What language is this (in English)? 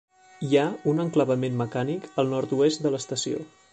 Catalan